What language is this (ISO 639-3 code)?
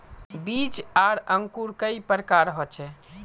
mag